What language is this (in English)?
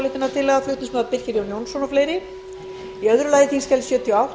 Icelandic